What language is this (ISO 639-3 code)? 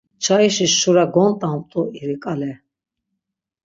lzz